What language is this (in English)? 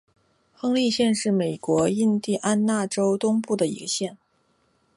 Chinese